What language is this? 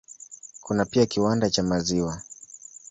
Swahili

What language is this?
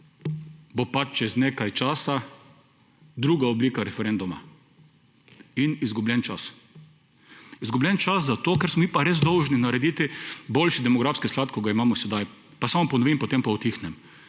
Slovenian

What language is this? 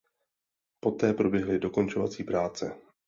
Czech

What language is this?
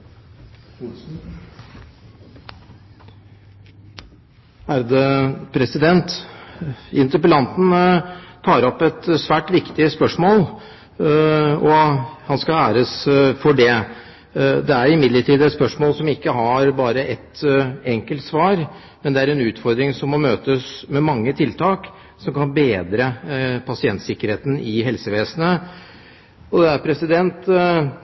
Norwegian Bokmål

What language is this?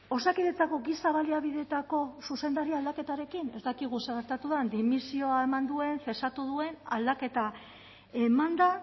Basque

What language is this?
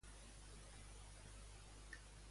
Catalan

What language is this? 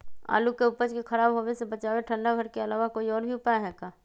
Magahi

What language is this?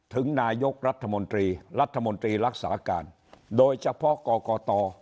Thai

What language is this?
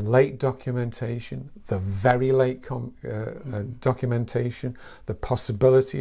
English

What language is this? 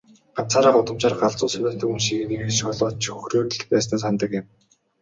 Mongolian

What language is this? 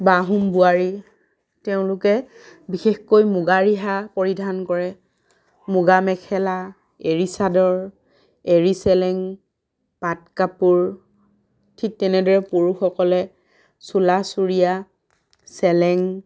Assamese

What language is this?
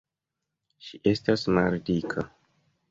Esperanto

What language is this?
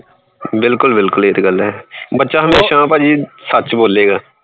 Punjabi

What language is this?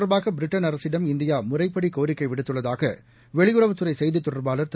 Tamil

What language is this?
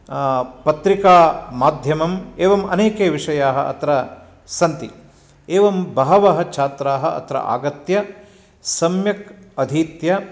Sanskrit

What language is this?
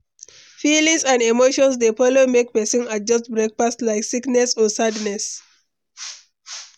Nigerian Pidgin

